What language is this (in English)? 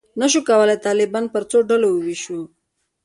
Pashto